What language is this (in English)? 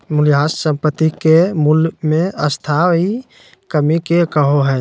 Magahi